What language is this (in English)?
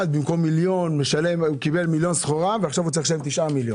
Hebrew